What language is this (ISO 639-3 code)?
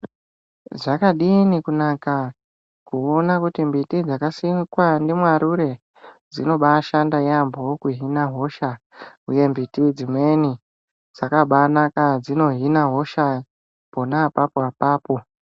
ndc